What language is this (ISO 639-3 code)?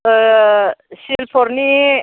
brx